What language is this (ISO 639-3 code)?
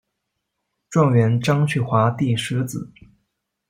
zho